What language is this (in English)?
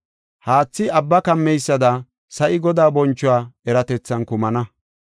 Gofa